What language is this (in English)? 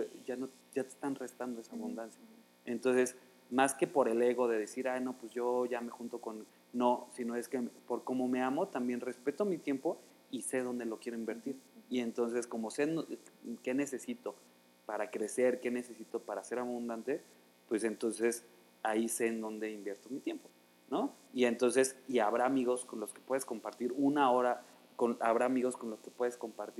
Spanish